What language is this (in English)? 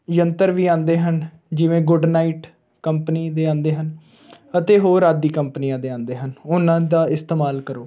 Punjabi